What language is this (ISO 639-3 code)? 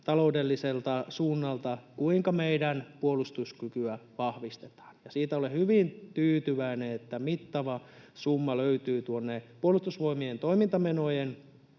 fin